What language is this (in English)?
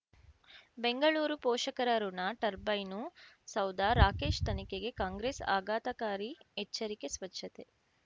Kannada